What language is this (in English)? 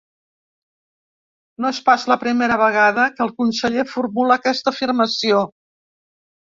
Catalan